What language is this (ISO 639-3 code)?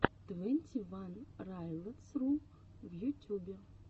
rus